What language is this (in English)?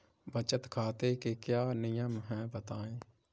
Hindi